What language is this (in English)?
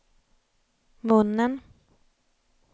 Swedish